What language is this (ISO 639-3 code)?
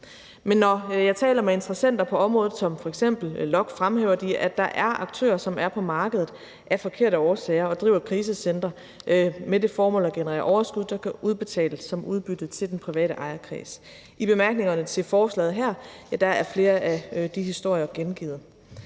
dan